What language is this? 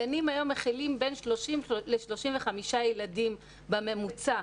Hebrew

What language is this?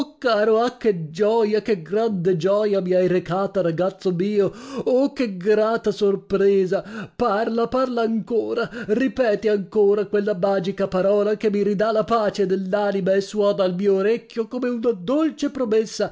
Italian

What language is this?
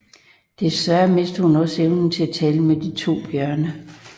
Danish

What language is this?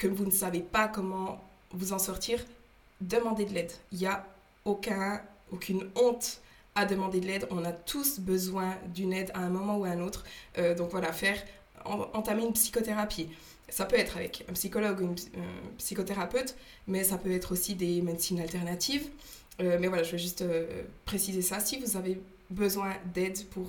French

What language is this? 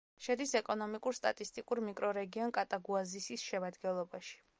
Georgian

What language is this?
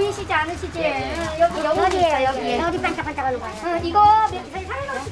Korean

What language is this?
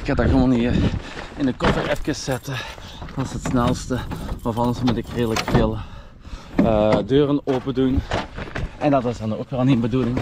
Dutch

